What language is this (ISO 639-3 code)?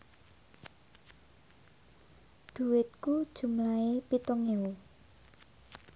jav